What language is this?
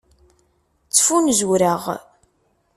Kabyle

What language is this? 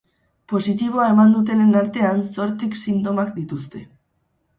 Basque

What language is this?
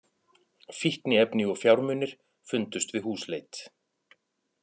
Icelandic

